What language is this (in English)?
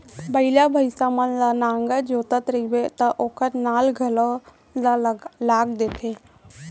Chhattisgarhi